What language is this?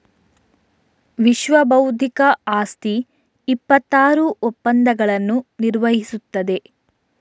Kannada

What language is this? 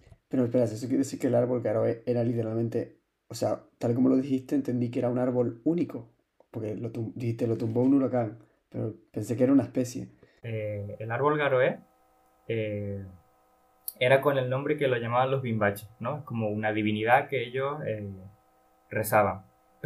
Spanish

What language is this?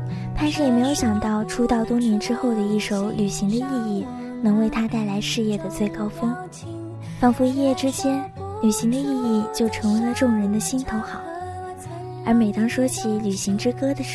Chinese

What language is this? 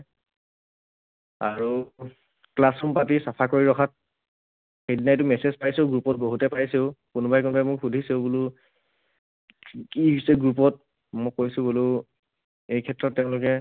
Assamese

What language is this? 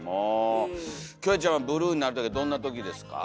Japanese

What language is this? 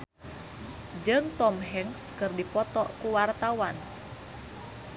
Sundanese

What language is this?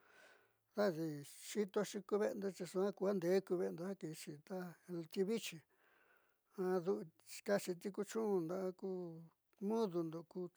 Southeastern Nochixtlán Mixtec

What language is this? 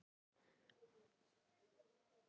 Icelandic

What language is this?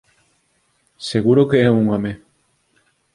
Galician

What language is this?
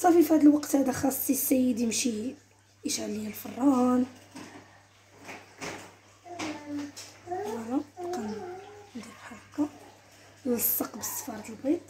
Arabic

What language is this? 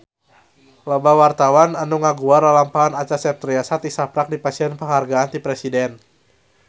Sundanese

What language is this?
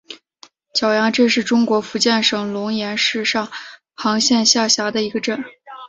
Chinese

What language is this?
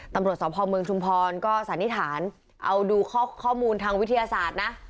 Thai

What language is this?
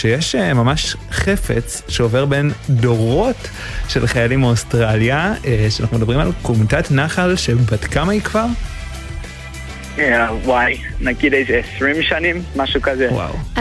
Hebrew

